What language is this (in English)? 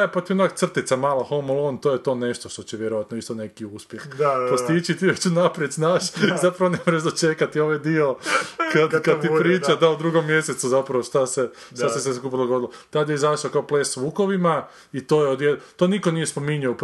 Croatian